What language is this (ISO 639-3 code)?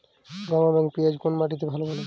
ben